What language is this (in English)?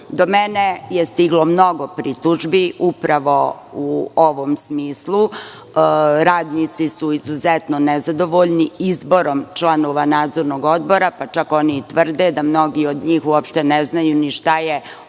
Serbian